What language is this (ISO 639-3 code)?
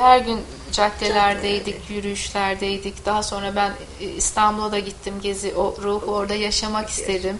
tur